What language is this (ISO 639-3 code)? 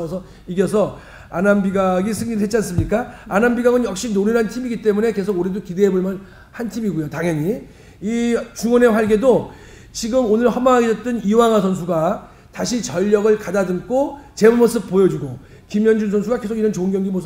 kor